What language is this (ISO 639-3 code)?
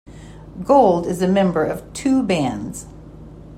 eng